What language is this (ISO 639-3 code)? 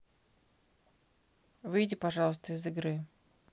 rus